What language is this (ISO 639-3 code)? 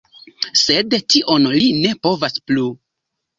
epo